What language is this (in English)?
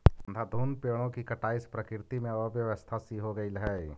Magahi